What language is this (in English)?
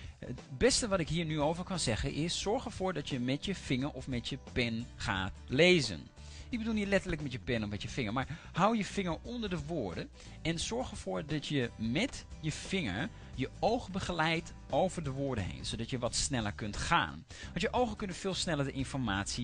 Dutch